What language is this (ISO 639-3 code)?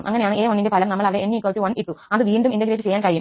mal